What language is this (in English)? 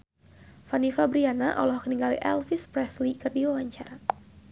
Sundanese